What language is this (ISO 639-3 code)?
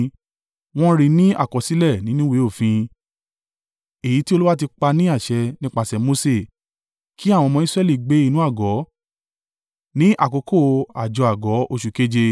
yor